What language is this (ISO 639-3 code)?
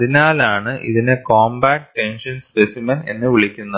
mal